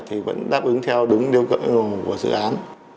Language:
Vietnamese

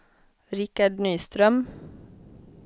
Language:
Swedish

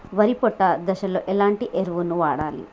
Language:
Telugu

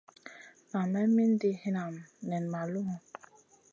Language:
Masana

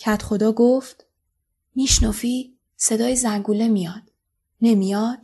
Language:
Persian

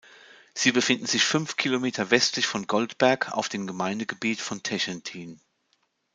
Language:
German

